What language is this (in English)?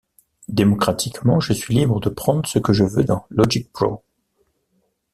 French